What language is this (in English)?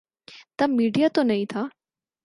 Urdu